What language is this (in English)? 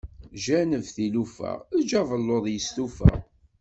Kabyle